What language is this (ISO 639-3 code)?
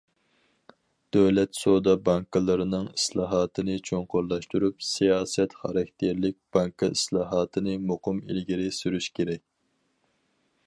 uig